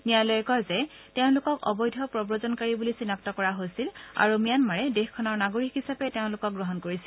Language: Assamese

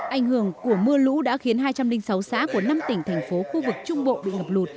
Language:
Vietnamese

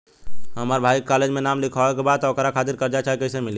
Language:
Bhojpuri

